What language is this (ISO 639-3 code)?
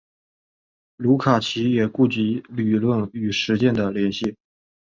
zho